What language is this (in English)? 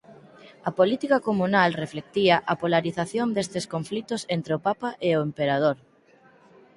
Galician